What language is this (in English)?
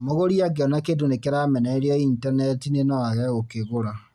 Kikuyu